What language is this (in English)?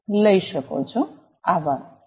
Gujarati